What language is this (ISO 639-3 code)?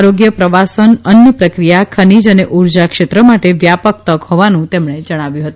guj